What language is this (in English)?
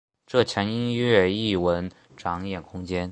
Chinese